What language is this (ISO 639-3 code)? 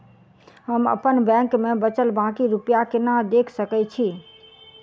mai